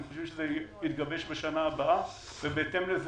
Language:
Hebrew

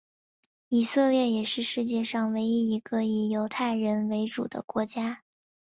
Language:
Chinese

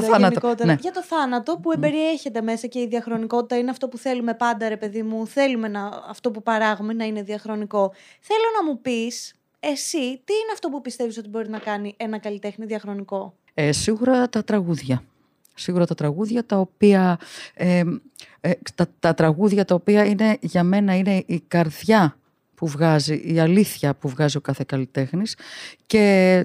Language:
Greek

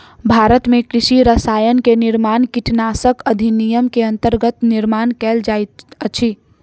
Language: Maithili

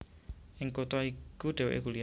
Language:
Javanese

